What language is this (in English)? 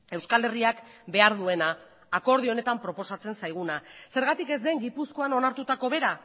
Basque